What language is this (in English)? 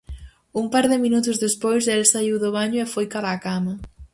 Galician